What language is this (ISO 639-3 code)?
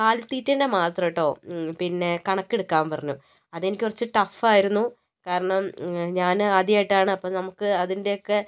mal